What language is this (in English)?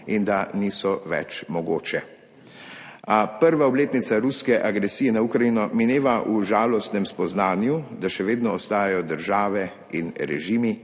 Slovenian